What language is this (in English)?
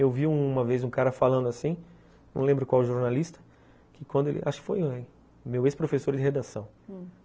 Portuguese